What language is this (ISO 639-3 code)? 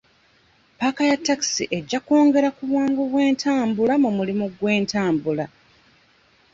lug